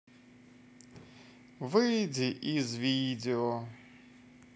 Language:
Russian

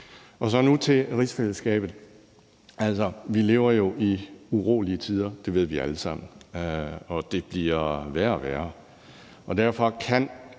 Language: Danish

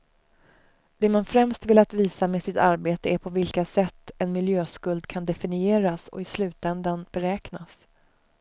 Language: Swedish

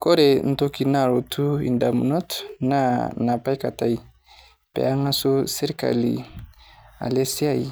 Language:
Masai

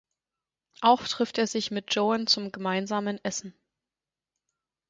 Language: German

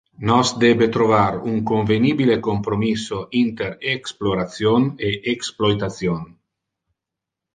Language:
Interlingua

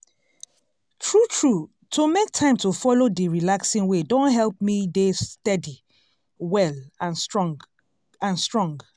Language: Nigerian Pidgin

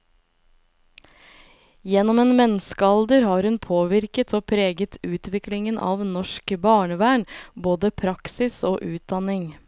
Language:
Norwegian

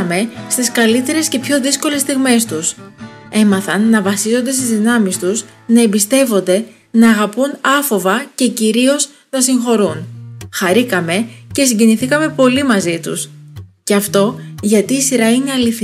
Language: Greek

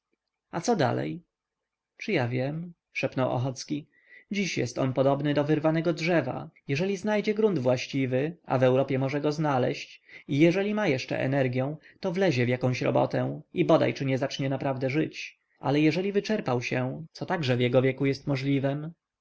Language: Polish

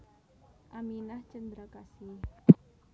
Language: Javanese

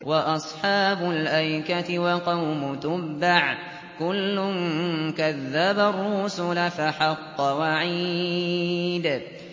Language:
Arabic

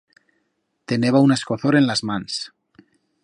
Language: Aragonese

